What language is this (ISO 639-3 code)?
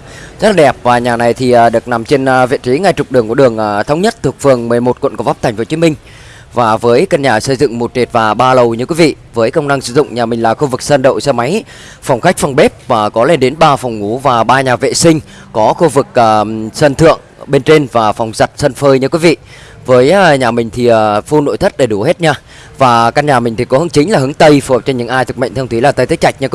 vie